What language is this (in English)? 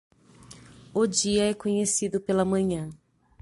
Portuguese